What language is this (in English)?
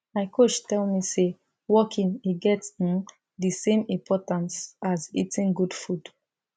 Nigerian Pidgin